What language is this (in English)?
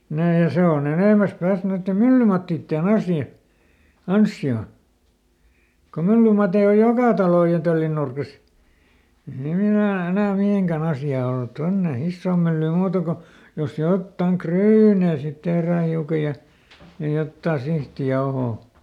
Finnish